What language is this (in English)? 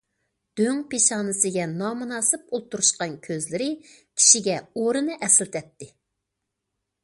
Uyghur